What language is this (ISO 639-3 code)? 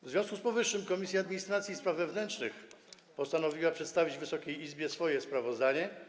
pol